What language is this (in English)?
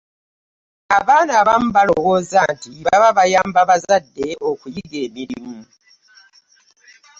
Ganda